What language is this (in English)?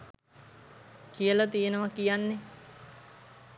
Sinhala